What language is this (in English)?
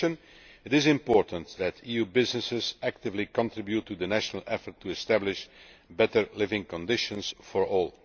English